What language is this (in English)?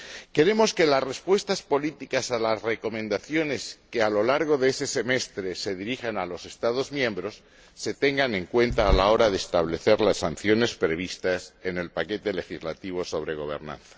Spanish